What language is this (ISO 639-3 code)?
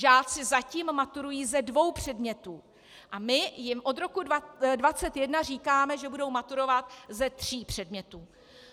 ces